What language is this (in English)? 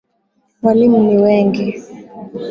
Swahili